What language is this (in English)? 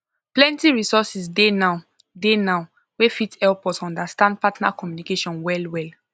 Nigerian Pidgin